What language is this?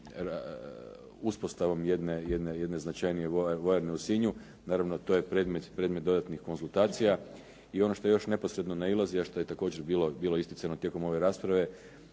Croatian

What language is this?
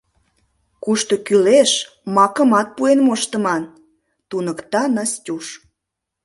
Mari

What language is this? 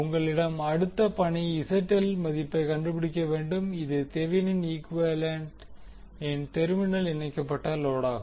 Tamil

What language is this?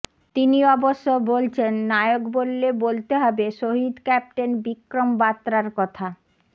Bangla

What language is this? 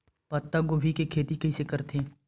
Chhattisgarhi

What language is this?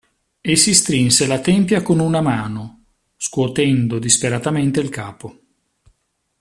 Italian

